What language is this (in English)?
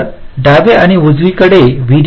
Marathi